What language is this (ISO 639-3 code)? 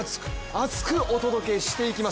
jpn